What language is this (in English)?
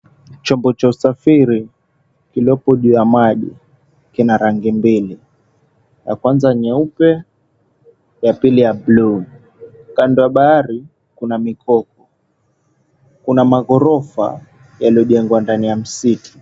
Swahili